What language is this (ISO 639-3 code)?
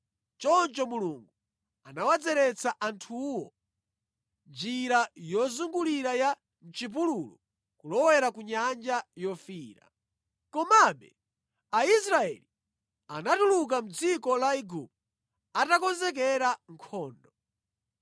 nya